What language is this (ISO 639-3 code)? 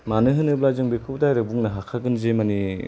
brx